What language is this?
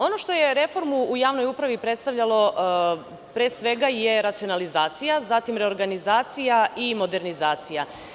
Serbian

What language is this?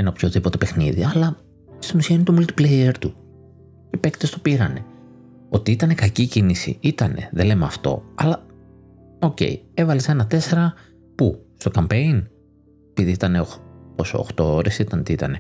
Greek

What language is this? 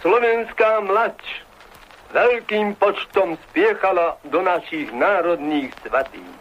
Slovak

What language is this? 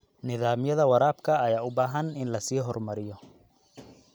Somali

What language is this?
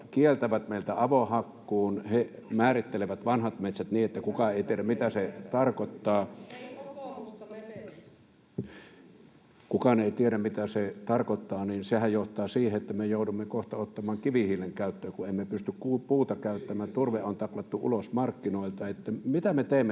Finnish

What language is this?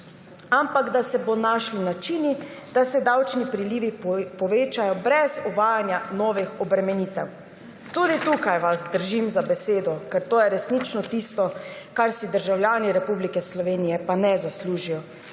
Slovenian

